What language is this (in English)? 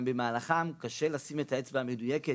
Hebrew